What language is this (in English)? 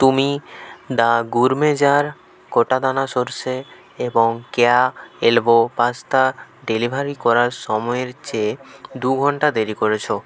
Bangla